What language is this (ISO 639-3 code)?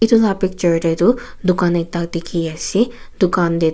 nag